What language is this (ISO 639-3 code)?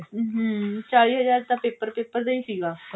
pan